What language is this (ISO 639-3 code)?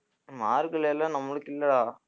tam